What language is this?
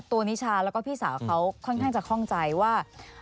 Thai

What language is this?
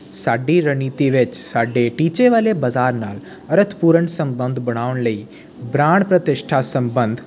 Punjabi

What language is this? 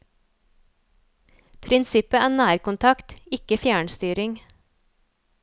Norwegian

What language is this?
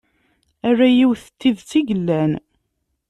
Kabyle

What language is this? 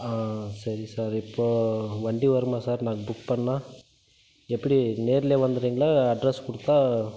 Tamil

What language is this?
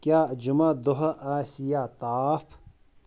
Kashmiri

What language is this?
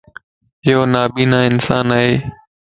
Lasi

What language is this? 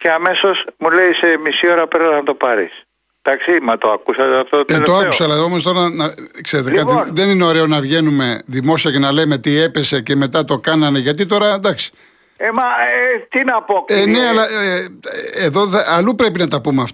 Greek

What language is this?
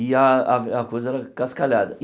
Portuguese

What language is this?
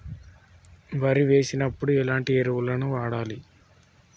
Telugu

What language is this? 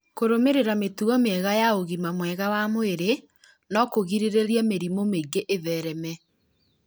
Kikuyu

